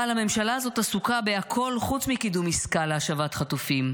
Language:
Hebrew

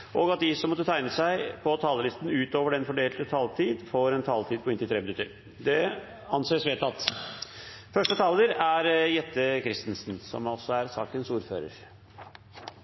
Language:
Norwegian Bokmål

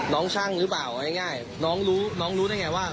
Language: Thai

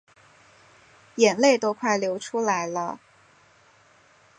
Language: Chinese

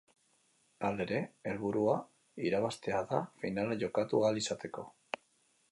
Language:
Basque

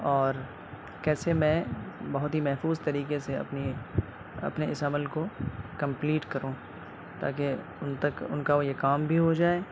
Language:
Urdu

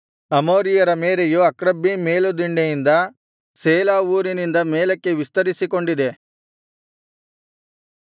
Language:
Kannada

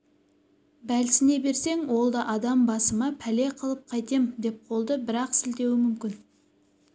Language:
Kazakh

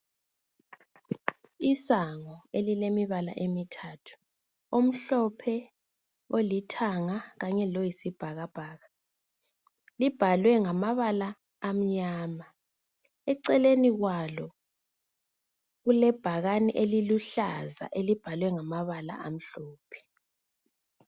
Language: North Ndebele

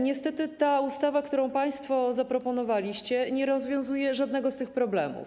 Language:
Polish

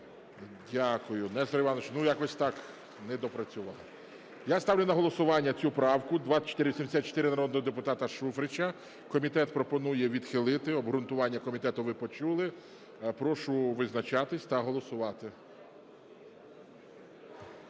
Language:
Ukrainian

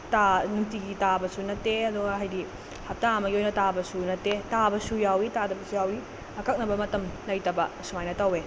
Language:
Manipuri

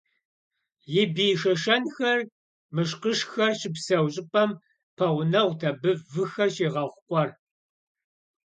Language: Kabardian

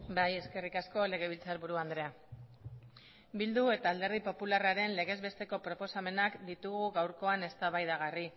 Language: Basque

